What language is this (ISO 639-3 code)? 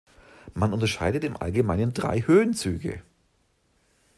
deu